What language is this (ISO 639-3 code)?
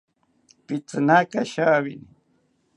cpy